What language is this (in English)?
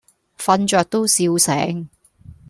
Cantonese